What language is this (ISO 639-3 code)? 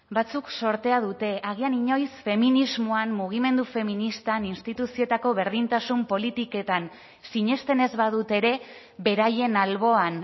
eus